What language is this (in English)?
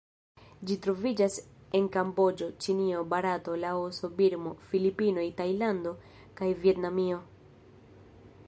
Esperanto